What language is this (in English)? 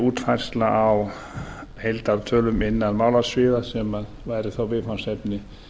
Icelandic